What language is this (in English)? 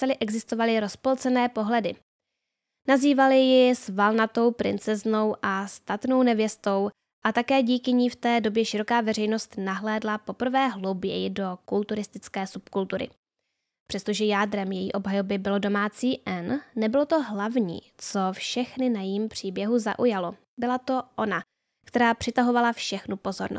Czech